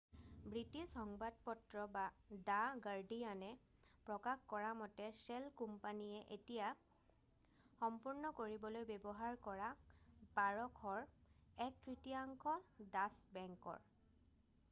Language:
Assamese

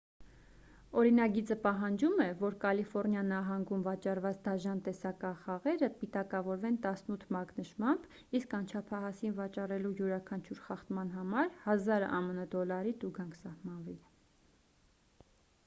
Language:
Armenian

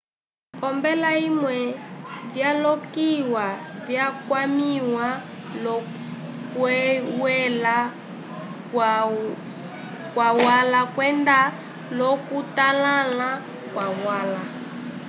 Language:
Umbundu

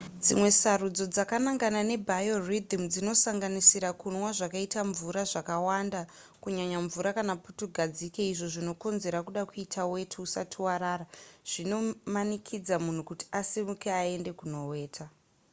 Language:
Shona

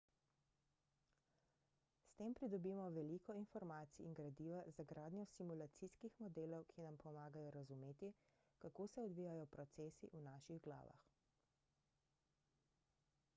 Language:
Slovenian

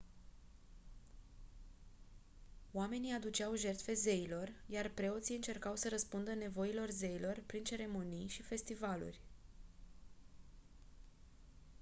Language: Romanian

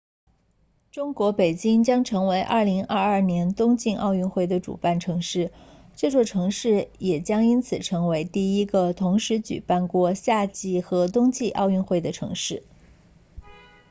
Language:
Chinese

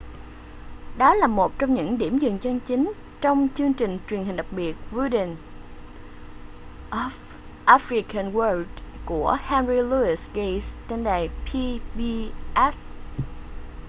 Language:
Vietnamese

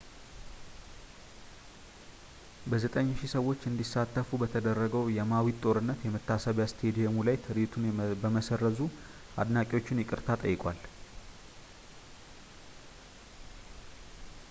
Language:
Amharic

